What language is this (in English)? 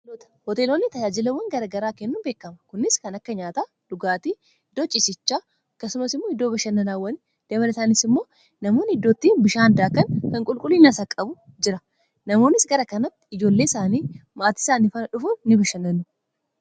Oromo